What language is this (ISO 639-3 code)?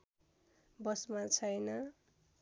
nep